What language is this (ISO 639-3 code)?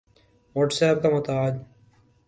urd